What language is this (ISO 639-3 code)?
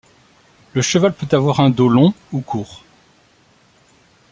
fra